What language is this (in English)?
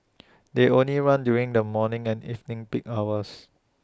English